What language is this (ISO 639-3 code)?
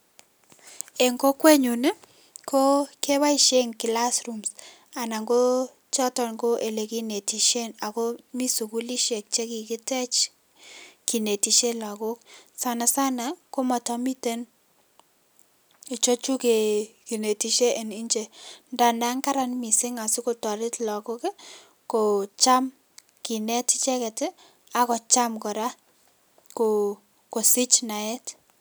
kln